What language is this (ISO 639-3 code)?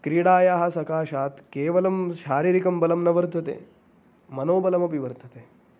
san